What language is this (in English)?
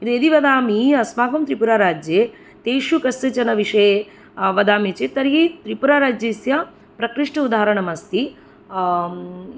Sanskrit